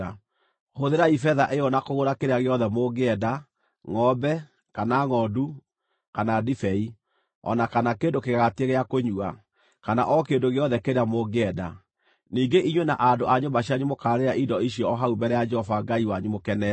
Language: Kikuyu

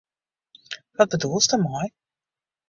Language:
Western Frisian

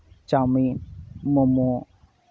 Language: Santali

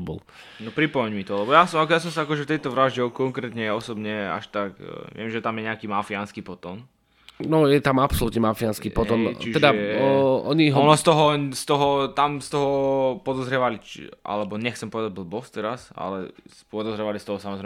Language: Slovak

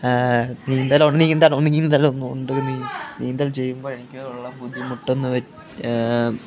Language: Malayalam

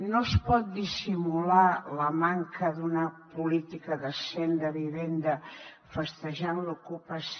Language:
Catalan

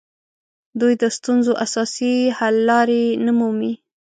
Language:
Pashto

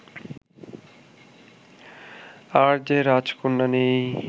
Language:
Bangla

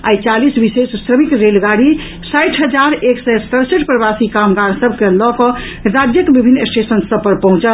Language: Maithili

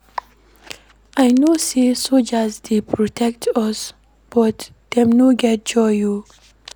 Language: Nigerian Pidgin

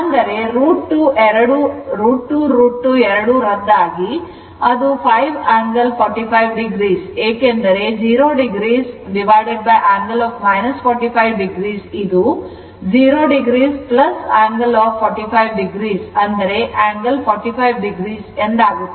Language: Kannada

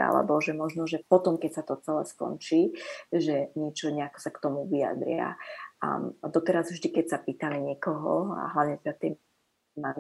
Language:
Slovak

